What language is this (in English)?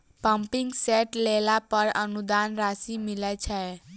Maithili